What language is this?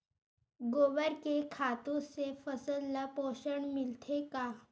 Chhattisgarhi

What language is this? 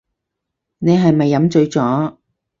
Cantonese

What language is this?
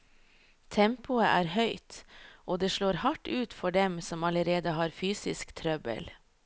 Norwegian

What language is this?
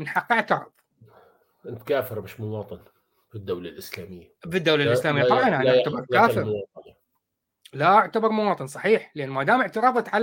Arabic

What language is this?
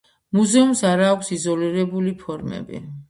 Georgian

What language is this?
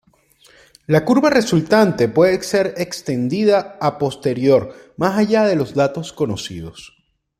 Spanish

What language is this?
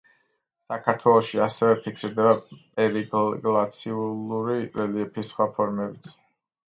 Georgian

